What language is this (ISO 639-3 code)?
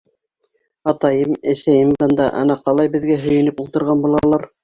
bak